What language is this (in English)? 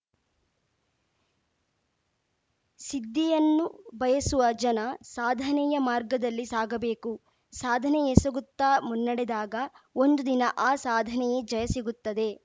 Kannada